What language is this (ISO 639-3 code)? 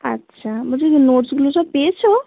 ben